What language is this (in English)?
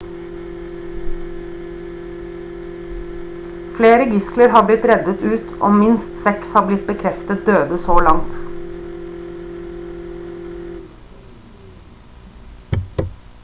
Norwegian Bokmål